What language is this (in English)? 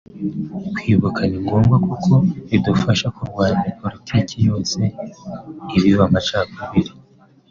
Kinyarwanda